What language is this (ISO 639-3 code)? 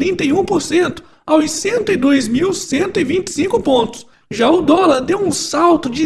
por